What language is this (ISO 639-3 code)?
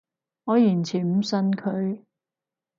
yue